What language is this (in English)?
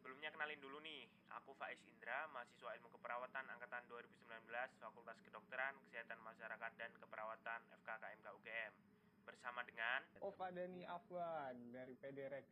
Indonesian